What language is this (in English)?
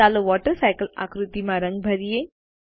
Gujarati